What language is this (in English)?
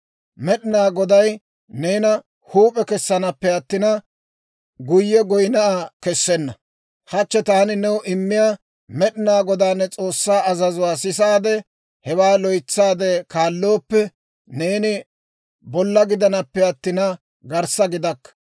Dawro